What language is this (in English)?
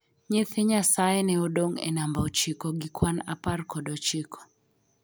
Luo (Kenya and Tanzania)